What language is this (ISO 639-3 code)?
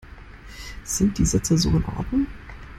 deu